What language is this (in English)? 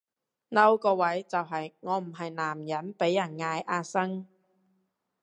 Cantonese